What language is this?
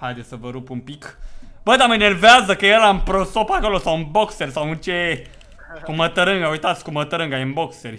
Romanian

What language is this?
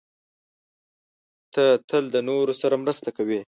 Pashto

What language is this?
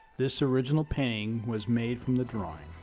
English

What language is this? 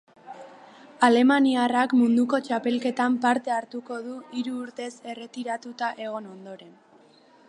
Basque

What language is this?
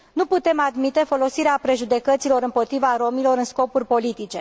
Romanian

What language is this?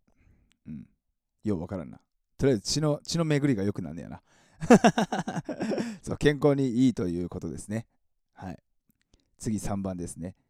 Japanese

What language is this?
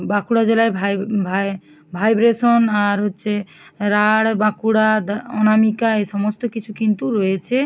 Bangla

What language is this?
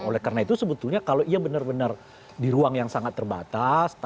Indonesian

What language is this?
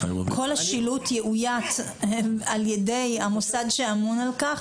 Hebrew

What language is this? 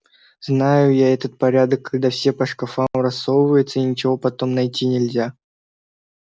Russian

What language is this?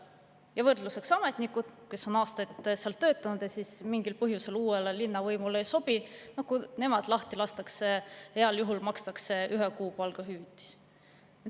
Estonian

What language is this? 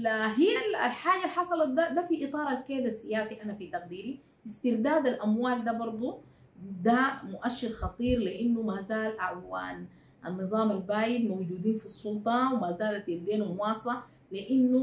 Arabic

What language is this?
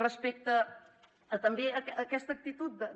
Catalan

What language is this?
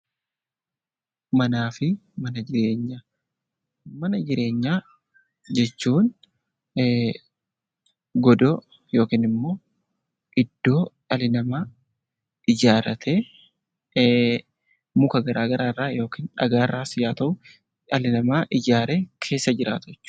Oromo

